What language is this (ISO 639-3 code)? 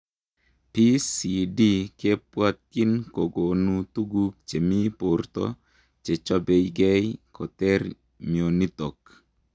kln